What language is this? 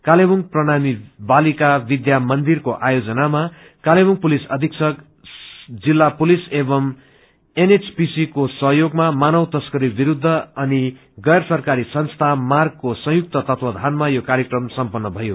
Nepali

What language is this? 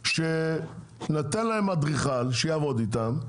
Hebrew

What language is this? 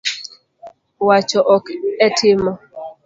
Luo (Kenya and Tanzania)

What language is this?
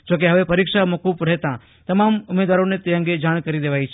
Gujarati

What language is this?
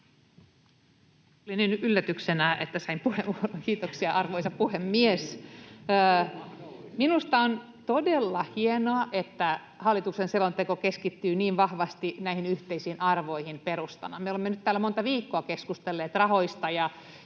Finnish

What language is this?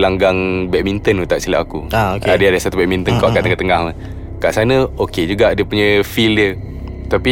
Malay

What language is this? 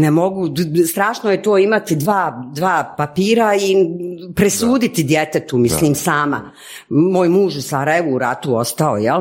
Croatian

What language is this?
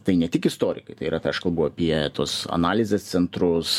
Lithuanian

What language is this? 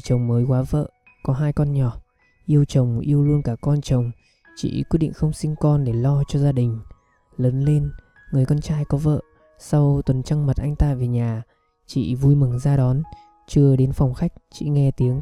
Vietnamese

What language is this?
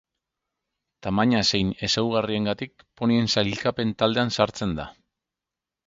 Basque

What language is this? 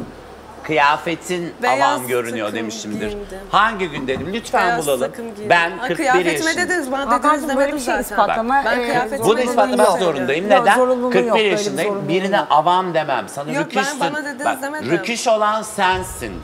Turkish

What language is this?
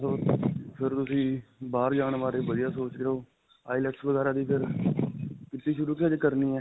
Punjabi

